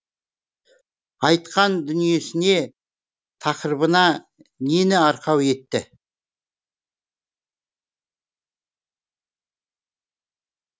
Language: Kazakh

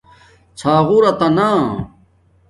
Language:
Domaaki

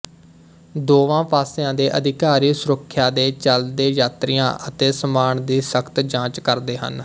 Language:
Punjabi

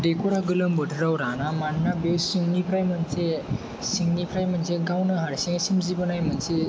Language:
Bodo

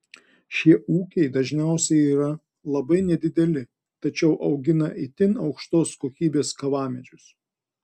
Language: Lithuanian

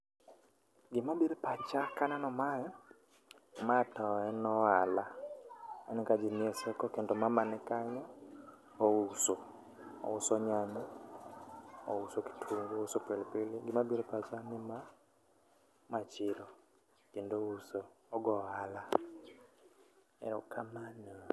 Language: Luo (Kenya and Tanzania)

